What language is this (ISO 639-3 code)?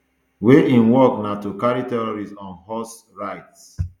pcm